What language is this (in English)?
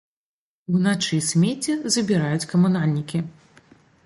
Belarusian